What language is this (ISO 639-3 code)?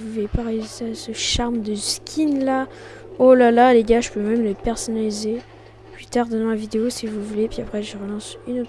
fra